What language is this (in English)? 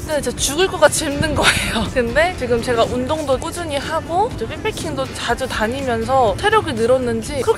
Korean